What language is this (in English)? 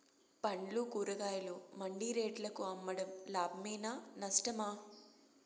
Telugu